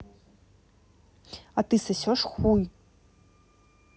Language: Russian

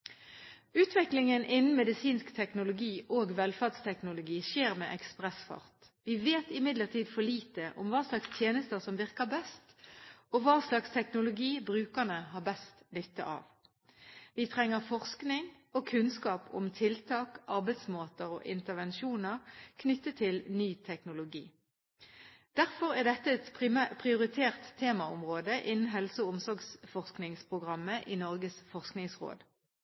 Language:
Norwegian Bokmål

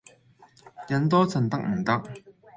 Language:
Cantonese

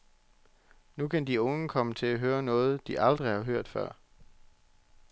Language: Danish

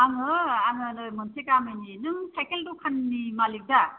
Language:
Bodo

